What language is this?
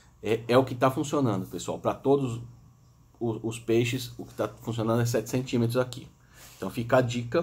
Portuguese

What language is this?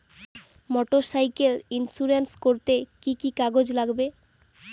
Bangla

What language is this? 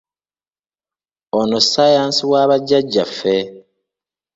Ganda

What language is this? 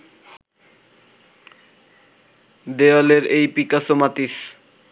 Bangla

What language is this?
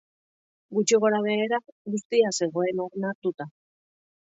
Basque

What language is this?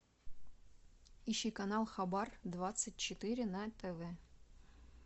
Russian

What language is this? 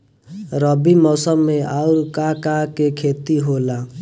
Bhojpuri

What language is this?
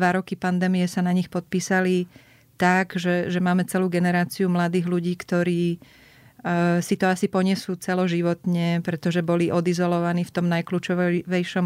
Slovak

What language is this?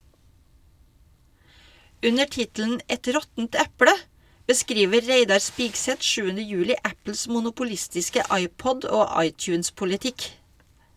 Norwegian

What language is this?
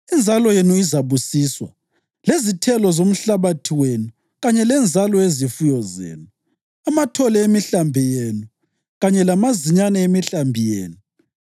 North Ndebele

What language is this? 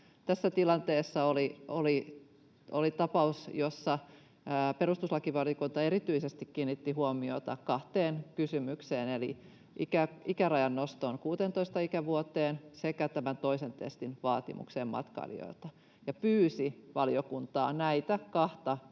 Finnish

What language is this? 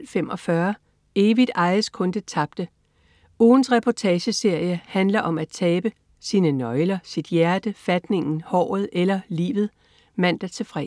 Danish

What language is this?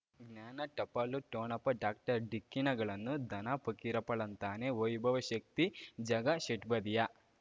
Kannada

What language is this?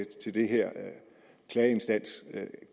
Danish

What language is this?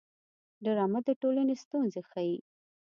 Pashto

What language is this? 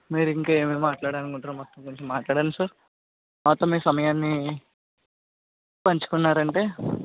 Telugu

